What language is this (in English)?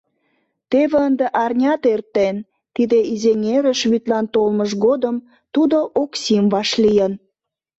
Mari